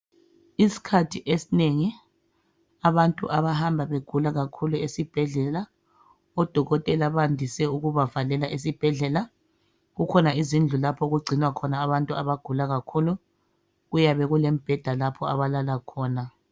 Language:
North Ndebele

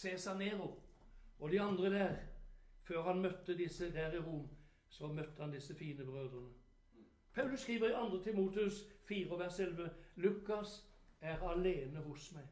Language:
Norwegian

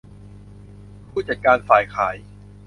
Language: Thai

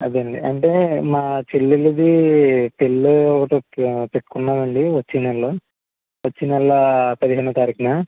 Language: Telugu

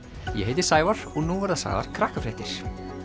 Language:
Icelandic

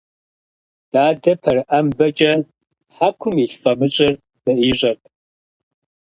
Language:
Kabardian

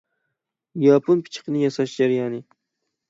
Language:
Uyghur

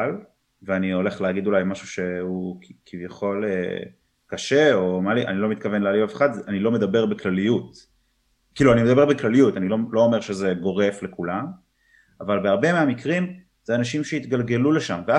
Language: Hebrew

